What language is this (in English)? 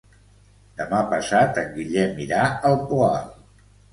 Catalan